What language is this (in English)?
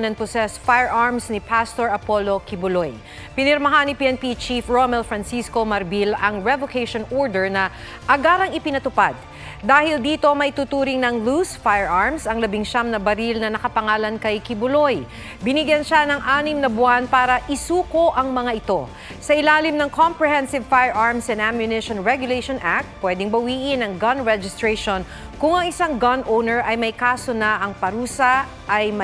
Filipino